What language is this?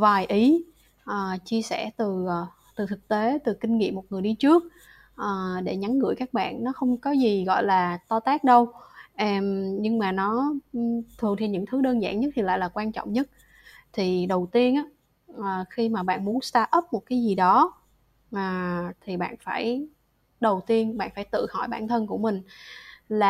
Vietnamese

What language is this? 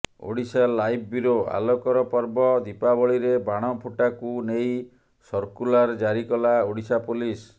Odia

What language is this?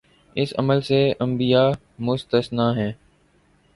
Urdu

